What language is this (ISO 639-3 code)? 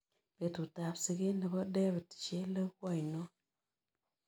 kln